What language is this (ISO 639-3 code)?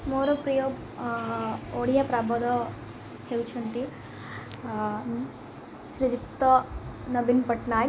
ori